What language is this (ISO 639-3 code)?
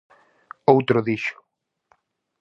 glg